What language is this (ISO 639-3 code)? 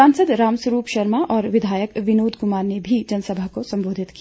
hin